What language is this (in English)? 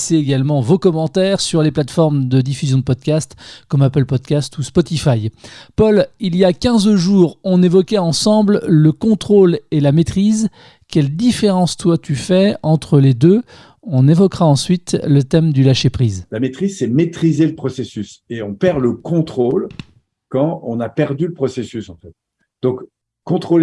French